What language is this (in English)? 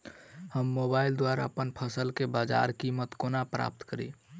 Maithili